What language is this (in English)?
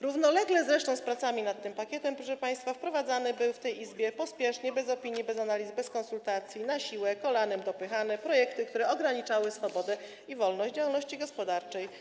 Polish